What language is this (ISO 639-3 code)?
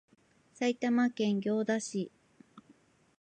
jpn